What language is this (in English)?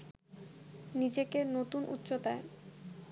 Bangla